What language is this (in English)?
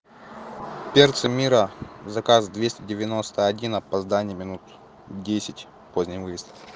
Russian